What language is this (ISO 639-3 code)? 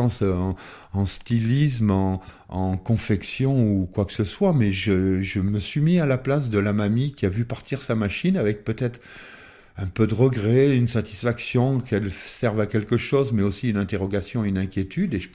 fra